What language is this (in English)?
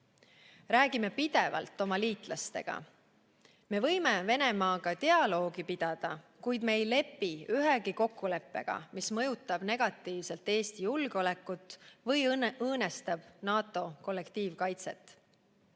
Estonian